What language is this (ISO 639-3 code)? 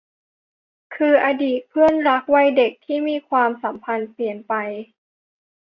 tha